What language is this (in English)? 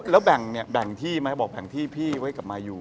Thai